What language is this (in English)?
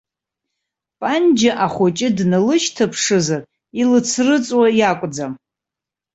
Abkhazian